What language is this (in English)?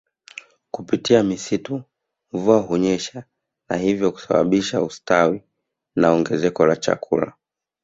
Swahili